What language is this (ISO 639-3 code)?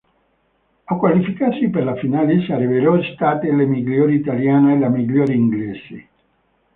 ita